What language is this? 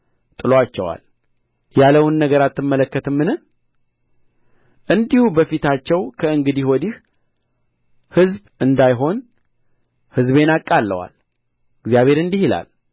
Amharic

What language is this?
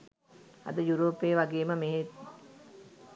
Sinhala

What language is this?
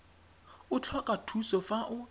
Tswana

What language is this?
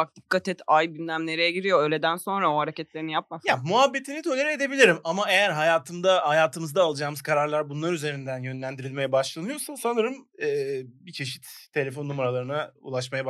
Turkish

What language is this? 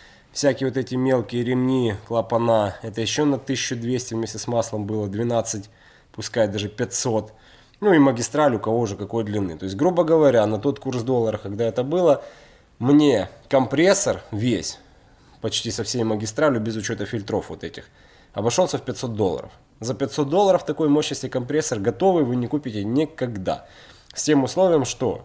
Russian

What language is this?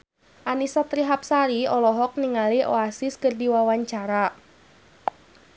Sundanese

